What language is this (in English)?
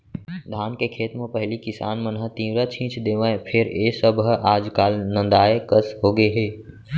Chhattisgarhi